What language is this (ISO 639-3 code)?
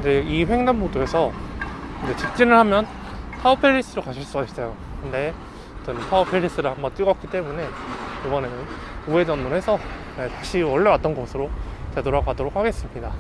kor